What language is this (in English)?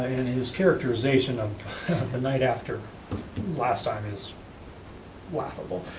English